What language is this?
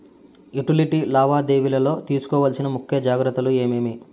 Telugu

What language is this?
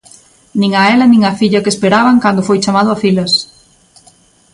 Galician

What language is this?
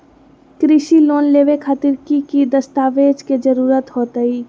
Magahi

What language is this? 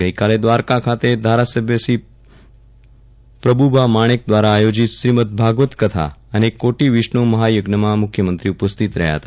Gujarati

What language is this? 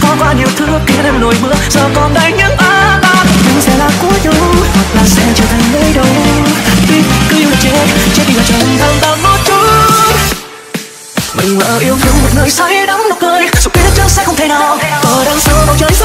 Vietnamese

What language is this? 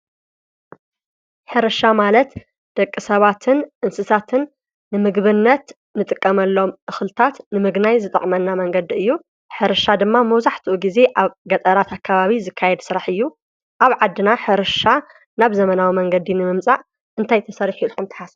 Tigrinya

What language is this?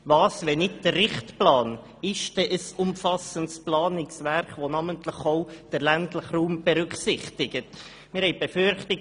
Swiss German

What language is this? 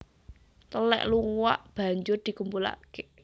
Javanese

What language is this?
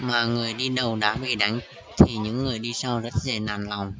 Vietnamese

